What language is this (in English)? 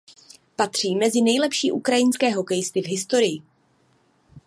Czech